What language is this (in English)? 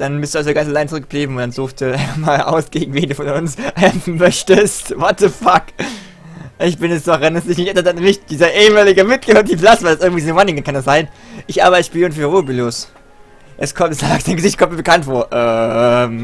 German